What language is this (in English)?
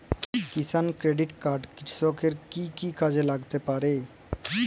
Bangla